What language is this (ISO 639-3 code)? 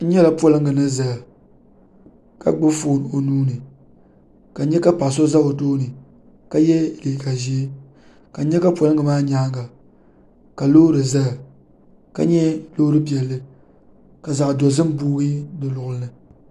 dag